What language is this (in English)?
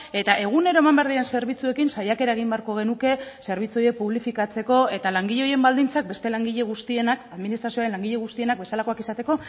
Basque